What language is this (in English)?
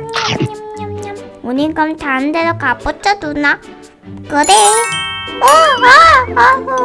Korean